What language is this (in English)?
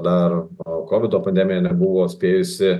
Lithuanian